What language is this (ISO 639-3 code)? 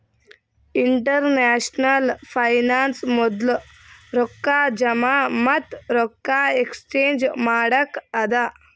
kan